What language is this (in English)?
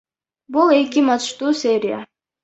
Kyrgyz